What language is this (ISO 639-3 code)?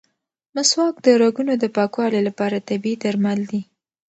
pus